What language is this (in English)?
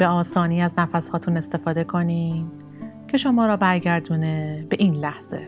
Persian